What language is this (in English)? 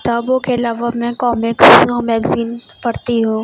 Urdu